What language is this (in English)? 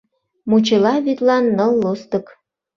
Mari